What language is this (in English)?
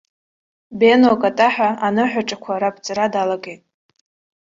Abkhazian